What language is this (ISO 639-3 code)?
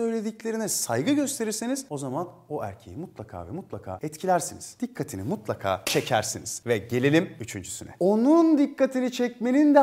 tur